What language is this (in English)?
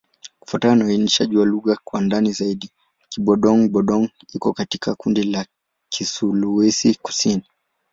Swahili